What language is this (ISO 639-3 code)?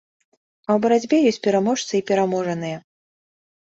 bel